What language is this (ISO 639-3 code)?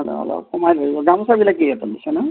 asm